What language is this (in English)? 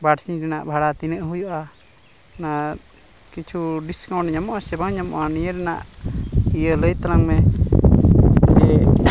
Santali